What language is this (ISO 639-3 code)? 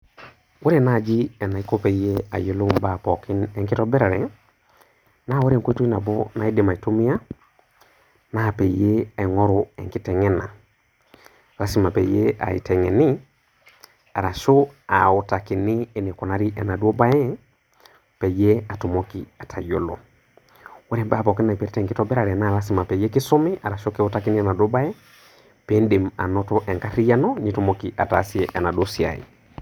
mas